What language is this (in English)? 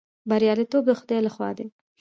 Pashto